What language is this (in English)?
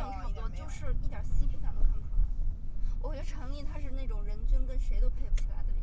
Chinese